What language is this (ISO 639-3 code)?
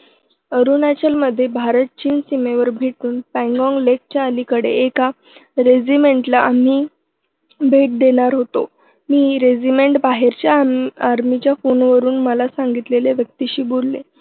mar